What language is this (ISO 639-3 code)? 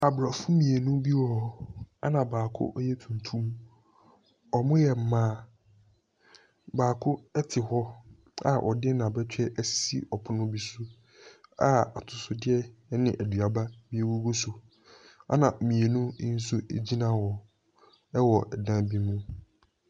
aka